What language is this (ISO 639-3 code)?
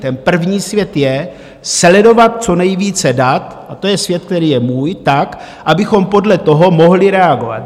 ces